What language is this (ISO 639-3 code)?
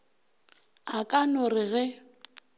nso